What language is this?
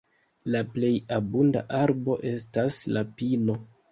Esperanto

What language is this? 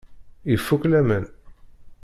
Kabyle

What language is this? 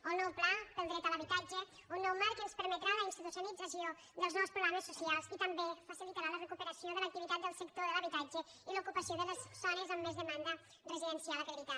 Catalan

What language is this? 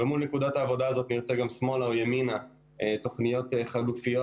Hebrew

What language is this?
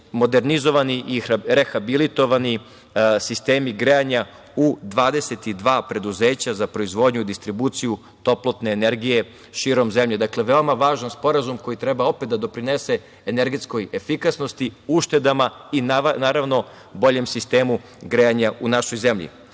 Serbian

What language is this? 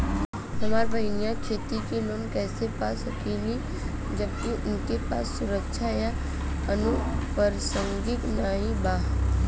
Bhojpuri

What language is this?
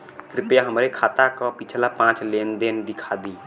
Bhojpuri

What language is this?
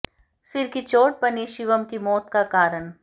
Hindi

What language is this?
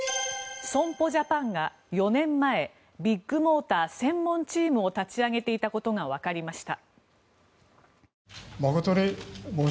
Japanese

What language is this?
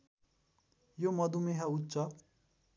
Nepali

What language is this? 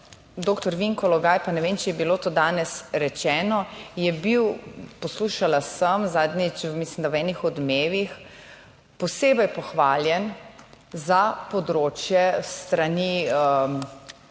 Slovenian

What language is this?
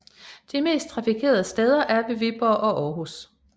Danish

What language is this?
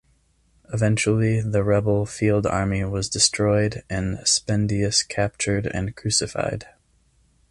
English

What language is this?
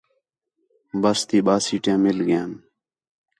Khetrani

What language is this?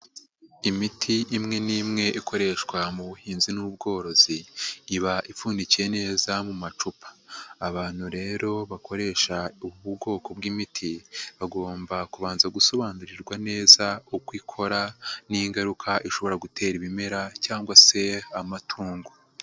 Kinyarwanda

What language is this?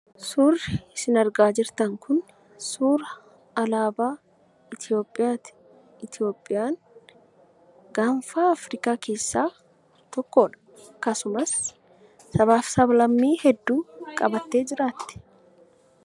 Oromo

